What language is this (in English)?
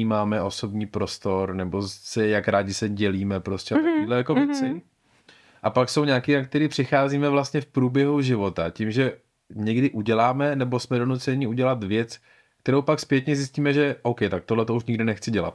Czech